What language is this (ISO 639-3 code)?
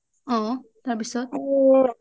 asm